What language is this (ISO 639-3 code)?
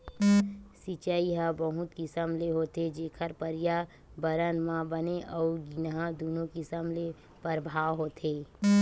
hne